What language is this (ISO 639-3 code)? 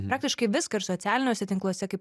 lit